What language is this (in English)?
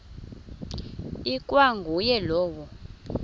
Xhosa